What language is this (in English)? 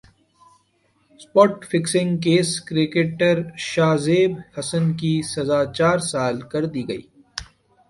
Urdu